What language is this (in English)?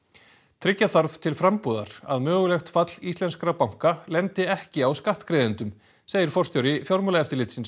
Icelandic